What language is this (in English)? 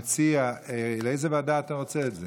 Hebrew